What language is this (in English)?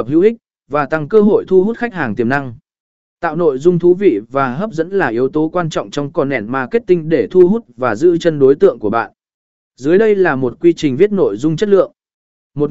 Vietnamese